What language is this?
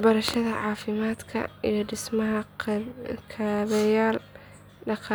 Somali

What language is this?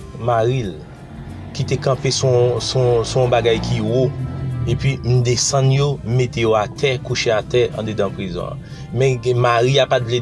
French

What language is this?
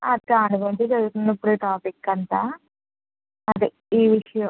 Telugu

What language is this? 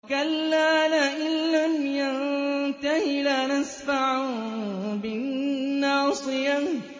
Arabic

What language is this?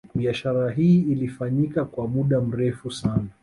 Swahili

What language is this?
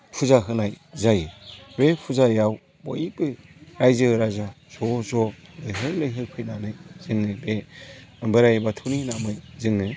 Bodo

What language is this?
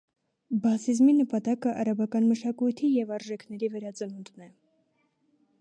Armenian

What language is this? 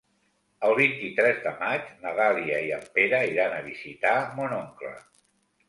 Catalan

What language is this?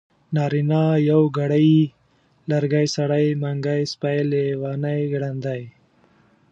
Pashto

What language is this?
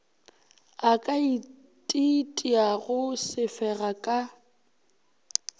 Northern Sotho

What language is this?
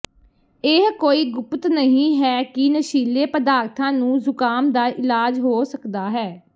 Punjabi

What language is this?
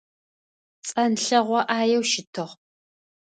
Adyghe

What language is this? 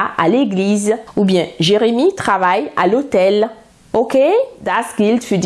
German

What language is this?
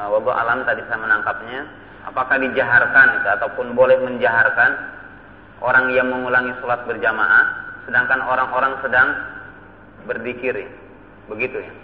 Indonesian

